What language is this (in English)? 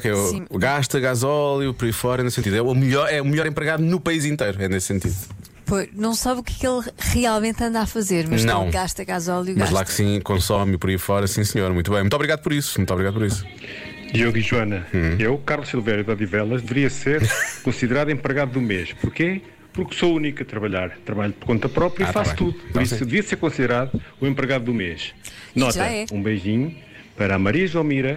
Portuguese